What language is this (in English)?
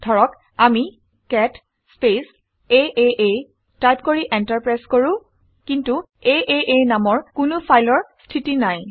Assamese